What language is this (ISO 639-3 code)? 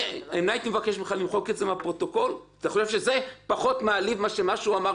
heb